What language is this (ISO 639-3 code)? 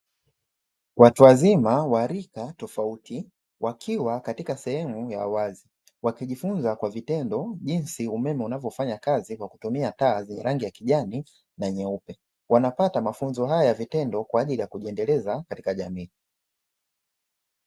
swa